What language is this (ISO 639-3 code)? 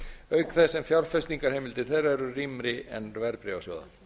isl